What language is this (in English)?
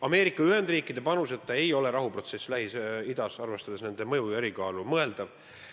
Estonian